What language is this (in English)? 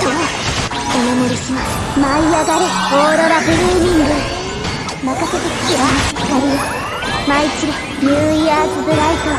Japanese